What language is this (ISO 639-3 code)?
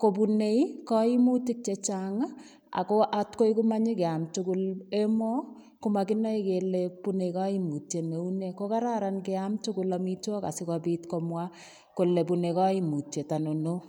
kln